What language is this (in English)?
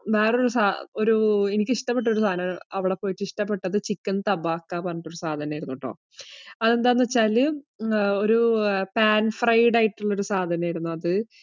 Malayalam